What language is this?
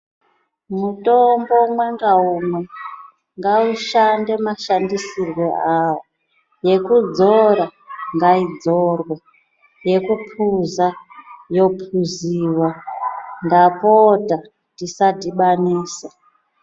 Ndau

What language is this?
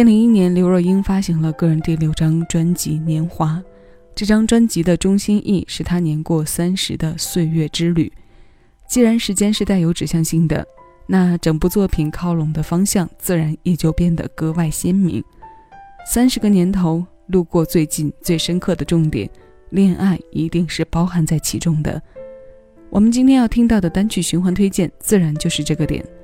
Chinese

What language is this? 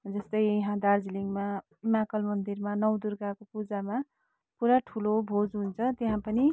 Nepali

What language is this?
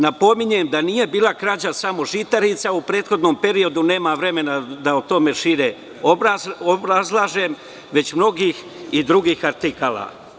Serbian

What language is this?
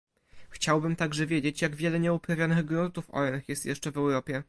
Polish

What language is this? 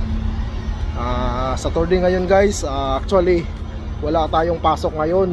Filipino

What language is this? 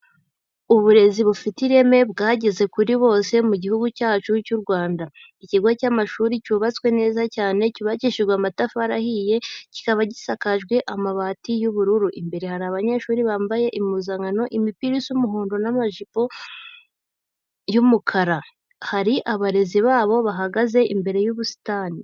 Kinyarwanda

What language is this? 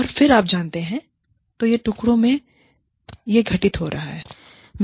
Hindi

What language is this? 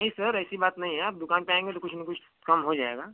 Hindi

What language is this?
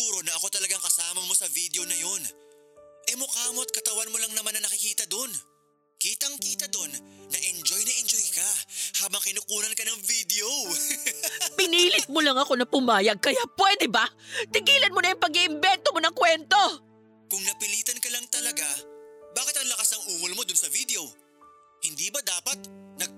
Filipino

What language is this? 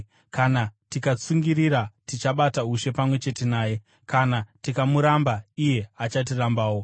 Shona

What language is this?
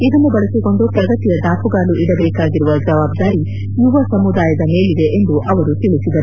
Kannada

